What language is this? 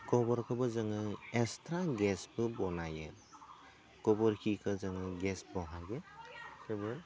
Bodo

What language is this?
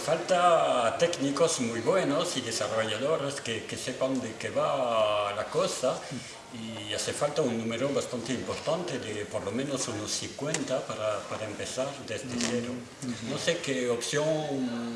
Spanish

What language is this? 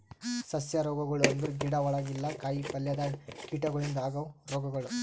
Kannada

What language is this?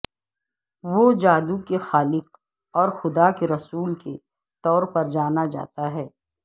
Urdu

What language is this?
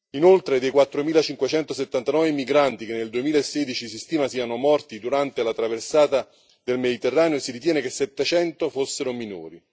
Italian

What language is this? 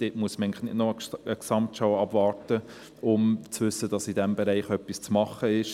Swiss German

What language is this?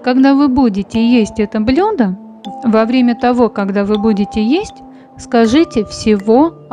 Russian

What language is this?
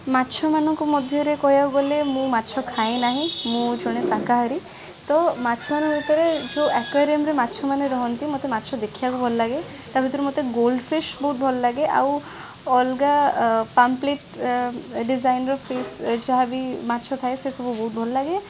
Odia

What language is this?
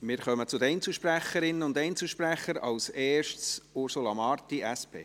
Swiss German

